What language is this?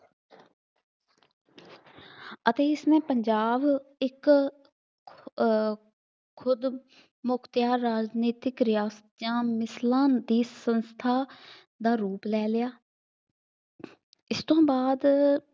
Punjabi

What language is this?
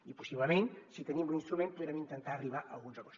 Catalan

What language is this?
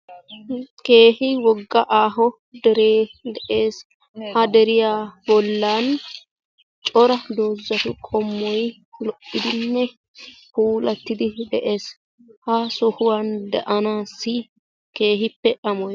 Wolaytta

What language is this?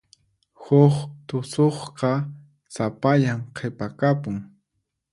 Puno Quechua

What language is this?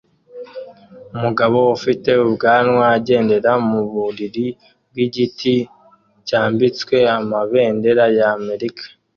Kinyarwanda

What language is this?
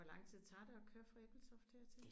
Danish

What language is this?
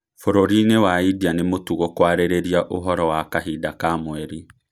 Kikuyu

